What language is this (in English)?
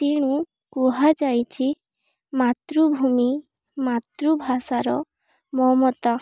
Odia